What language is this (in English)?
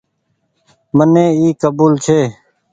Goaria